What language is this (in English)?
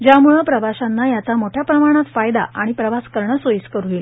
Marathi